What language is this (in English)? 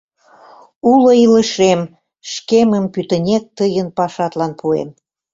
Mari